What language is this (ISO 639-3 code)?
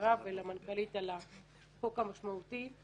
heb